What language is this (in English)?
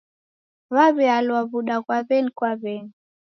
Taita